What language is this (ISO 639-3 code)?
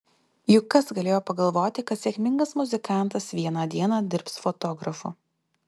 lit